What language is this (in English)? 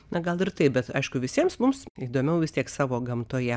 Lithuanian